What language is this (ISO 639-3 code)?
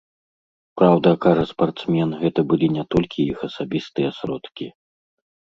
bel